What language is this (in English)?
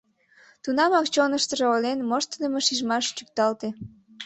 Mari